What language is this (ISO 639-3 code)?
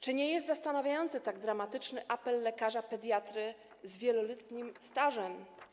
pol